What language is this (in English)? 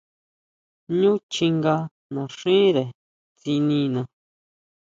Huautla Mazatec